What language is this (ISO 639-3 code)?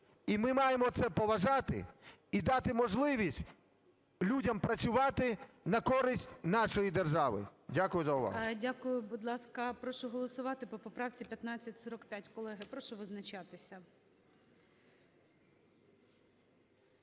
ukr